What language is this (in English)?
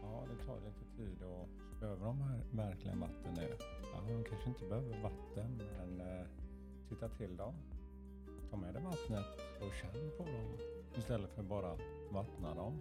Swedish